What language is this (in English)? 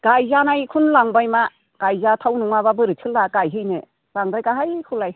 Bodo